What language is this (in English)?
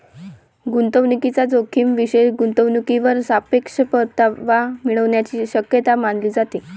Marathi